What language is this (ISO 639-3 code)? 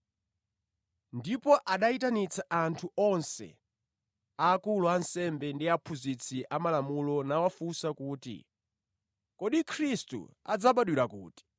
nya